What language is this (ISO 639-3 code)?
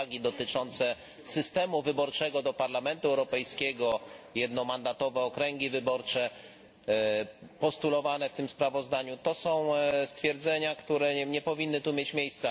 pol